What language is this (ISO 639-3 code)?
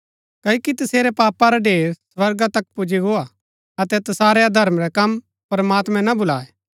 gbk